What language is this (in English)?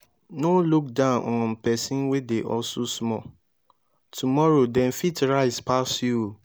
Nigerian Pidgin